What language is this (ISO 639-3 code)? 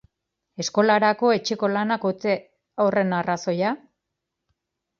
eus